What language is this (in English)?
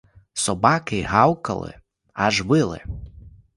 Ukrainian